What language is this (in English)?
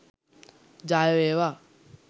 Sinhala